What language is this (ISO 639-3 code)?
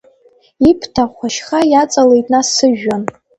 abk